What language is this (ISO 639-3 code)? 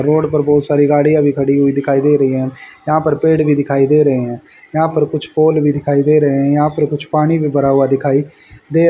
hin